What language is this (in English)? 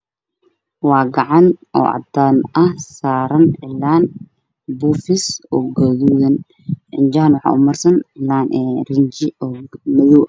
Somali